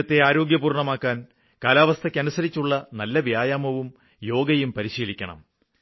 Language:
Malayalam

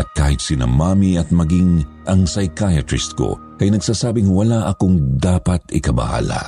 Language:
Filipino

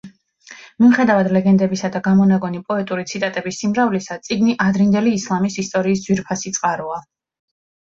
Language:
Georgian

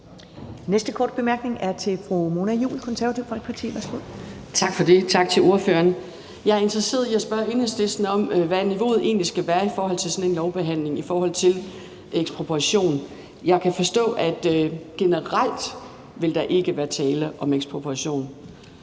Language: Danish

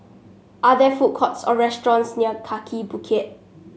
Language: English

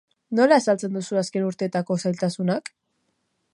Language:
Basque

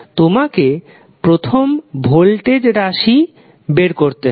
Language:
Bangla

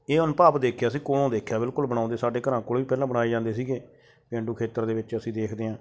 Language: Punjabi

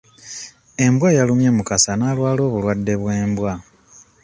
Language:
Ganda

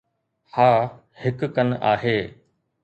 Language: Sindhi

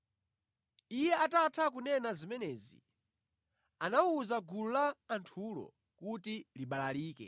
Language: Nyanja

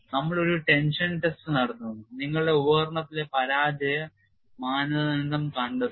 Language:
Malayalam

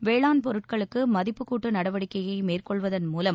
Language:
Tamil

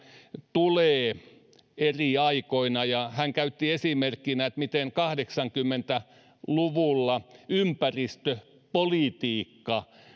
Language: Finnish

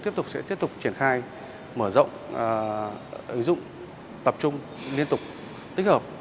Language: Vietnamese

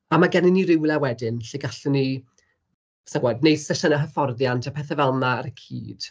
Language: Welsh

